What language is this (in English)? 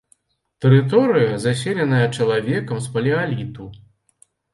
Belarusian